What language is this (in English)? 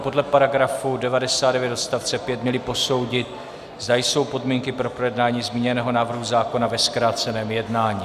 Czech